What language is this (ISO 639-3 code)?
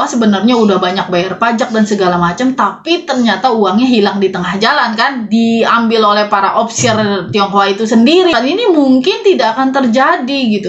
ind